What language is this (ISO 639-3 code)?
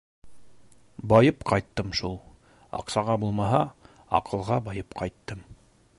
bak